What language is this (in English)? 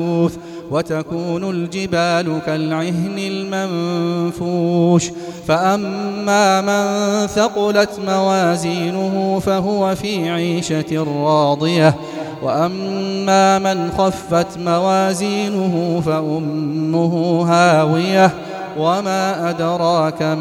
Arabic